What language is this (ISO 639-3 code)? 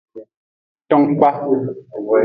ajg